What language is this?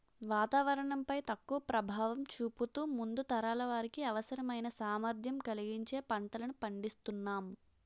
Telugu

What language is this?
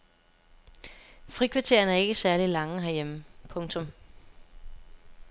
Danish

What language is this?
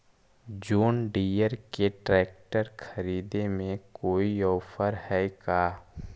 Magahi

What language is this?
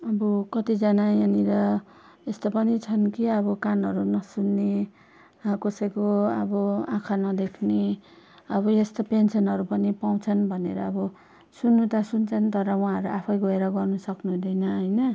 Nepali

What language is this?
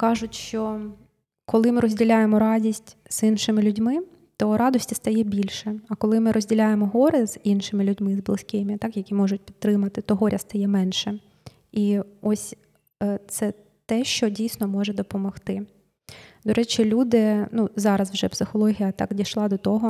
Ukrainian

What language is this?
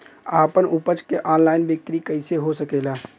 Bhojpuri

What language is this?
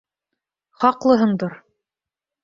Bashkir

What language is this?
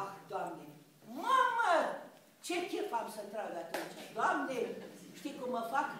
Romanian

